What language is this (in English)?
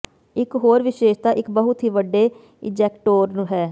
Punjabi